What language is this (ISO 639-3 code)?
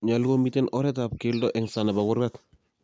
kln